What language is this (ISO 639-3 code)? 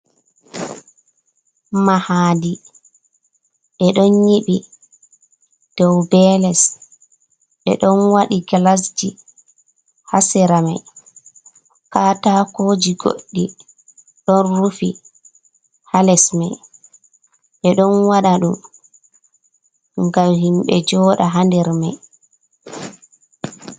ful